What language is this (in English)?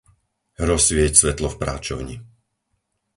Slovak